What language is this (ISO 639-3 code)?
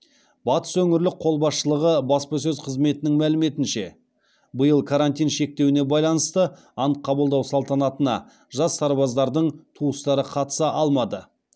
kaz